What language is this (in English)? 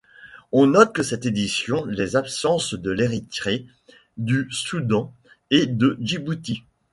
French